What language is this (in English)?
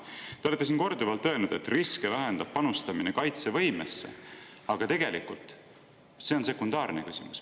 Estonian